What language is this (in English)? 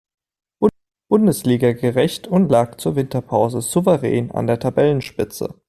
German